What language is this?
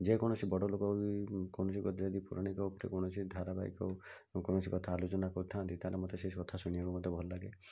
Odia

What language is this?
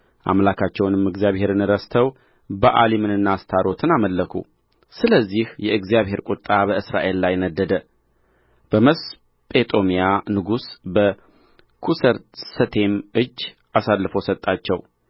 Amharic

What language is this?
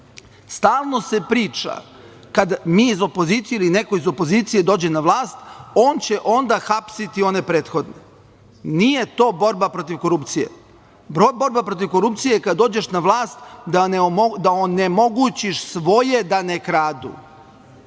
Serbian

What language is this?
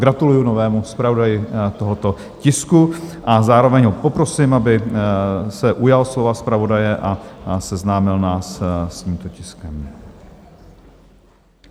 Czech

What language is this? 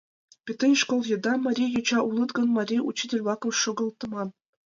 Mari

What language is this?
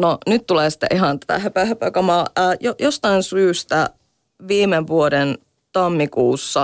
Finnish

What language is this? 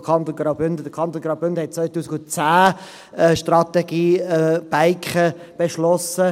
Swiss German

